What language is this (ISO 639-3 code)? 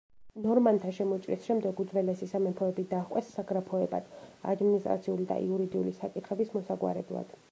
kat